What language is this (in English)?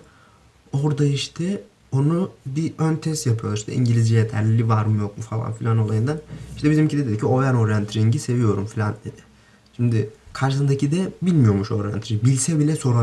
Turkish